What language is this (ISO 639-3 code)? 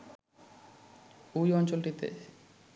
ben